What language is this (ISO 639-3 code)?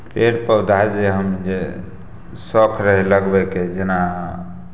mai